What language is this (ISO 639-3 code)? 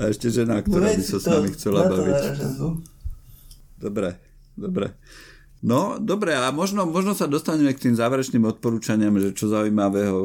slk